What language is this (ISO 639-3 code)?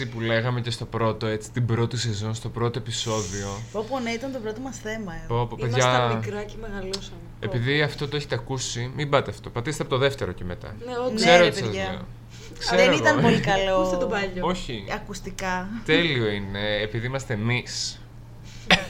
ell